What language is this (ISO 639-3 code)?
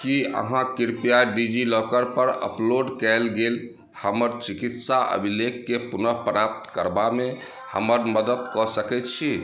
mai